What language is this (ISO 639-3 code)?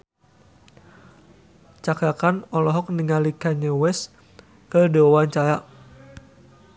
sun